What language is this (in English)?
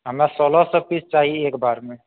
Maithili